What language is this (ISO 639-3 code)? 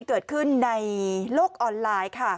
tha